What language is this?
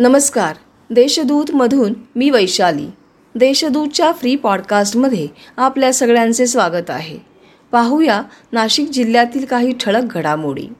Marathi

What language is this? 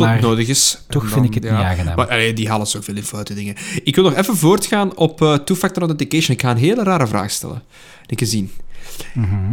Dutch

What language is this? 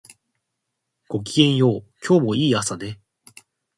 Japanese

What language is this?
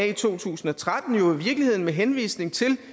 Danish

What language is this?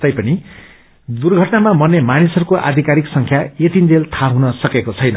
Nepali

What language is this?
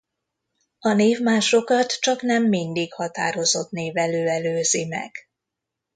Hungarian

